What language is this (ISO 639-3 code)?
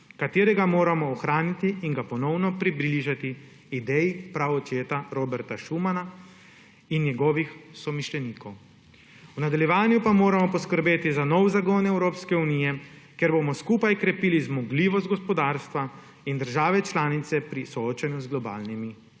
slv